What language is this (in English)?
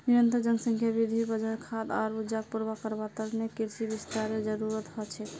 Magahi